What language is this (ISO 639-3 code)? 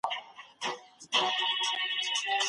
pus